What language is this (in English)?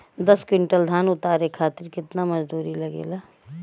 Bhojpuri